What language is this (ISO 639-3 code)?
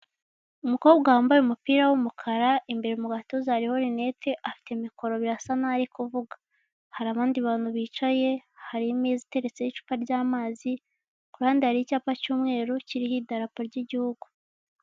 kin